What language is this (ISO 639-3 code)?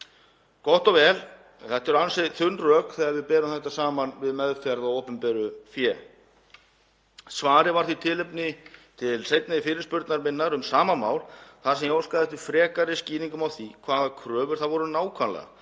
isl